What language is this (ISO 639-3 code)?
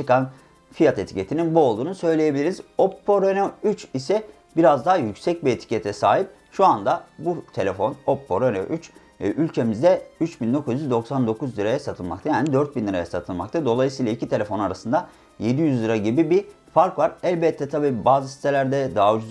tur